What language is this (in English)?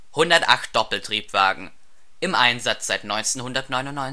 German